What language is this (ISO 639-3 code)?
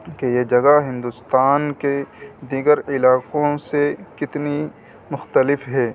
urd